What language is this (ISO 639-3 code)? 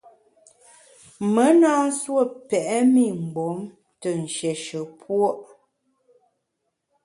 bax